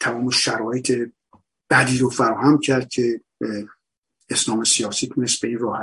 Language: Persian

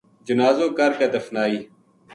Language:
Gujari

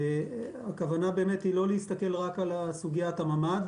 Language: Hebrew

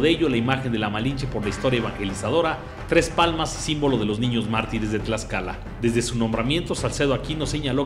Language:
Spanish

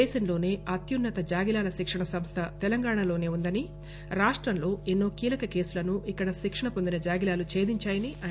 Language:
Telugu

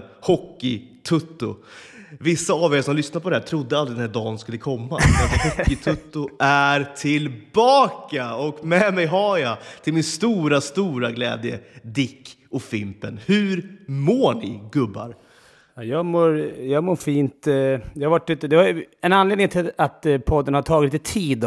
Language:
Swedish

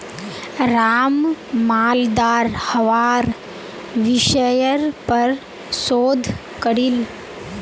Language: Magahi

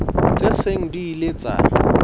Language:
Southern Sotho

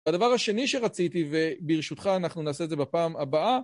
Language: Hebrew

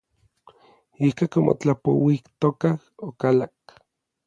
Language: Orizaba Nahuatl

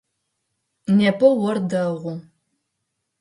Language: Adyghe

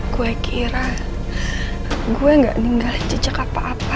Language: Indonesian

